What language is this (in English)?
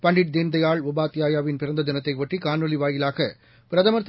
Tamil